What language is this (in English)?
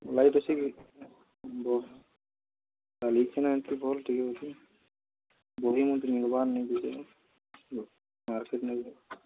Odia